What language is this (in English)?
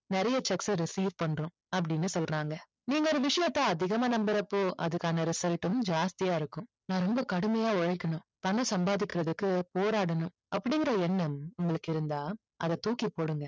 Tamil